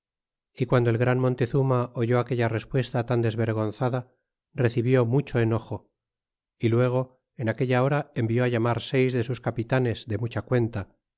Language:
Spanish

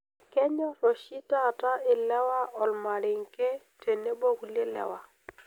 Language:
Masai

